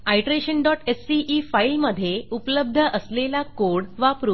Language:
Marathi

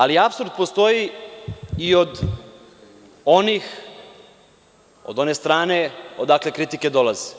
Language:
Serbian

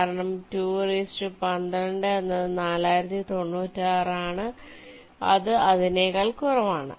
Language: Malayalam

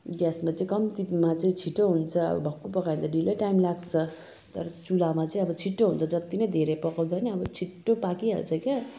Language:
Nepali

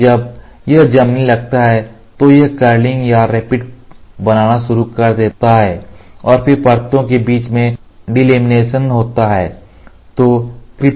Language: Hindi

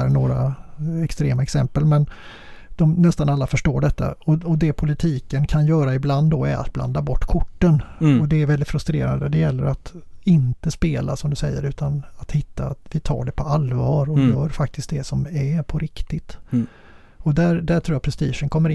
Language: Swedish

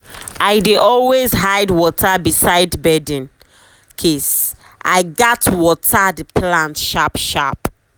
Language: Nigerian Pidgin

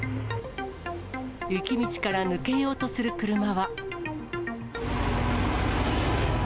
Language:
Japanese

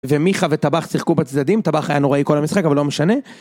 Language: Hebrew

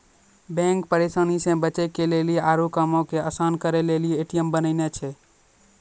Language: Maithili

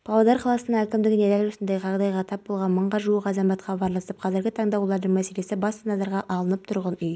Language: Kazakh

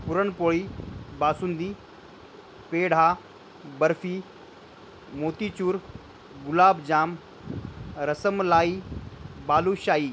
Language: Marathi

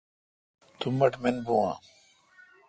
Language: Kalkoti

